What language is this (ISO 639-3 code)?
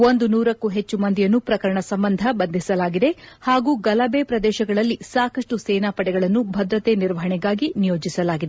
kan